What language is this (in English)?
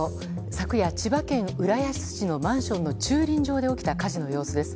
Japanese